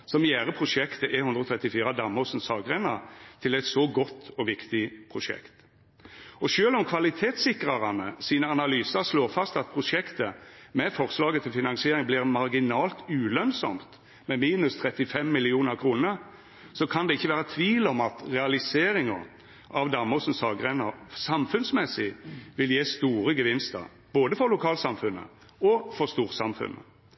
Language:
Norwegian Nynorsk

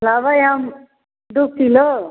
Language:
Maithili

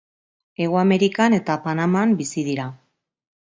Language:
Basque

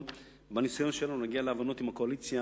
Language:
Hebrew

